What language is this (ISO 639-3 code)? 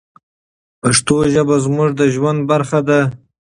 pus